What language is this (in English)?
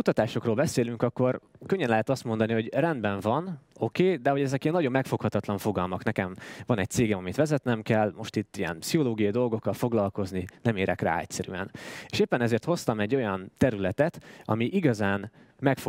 Hungarian